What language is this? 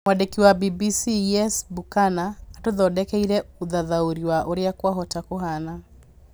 Kikuyu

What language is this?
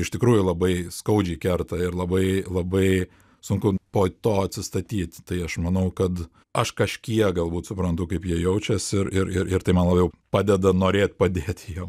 Lithuanian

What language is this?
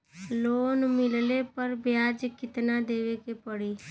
Bhojpuri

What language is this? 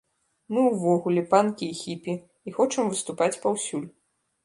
Belarusian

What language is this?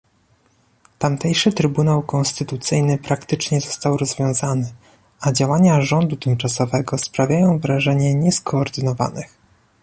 Polish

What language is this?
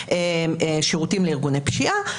Hebrew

